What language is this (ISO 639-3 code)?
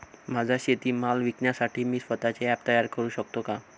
mar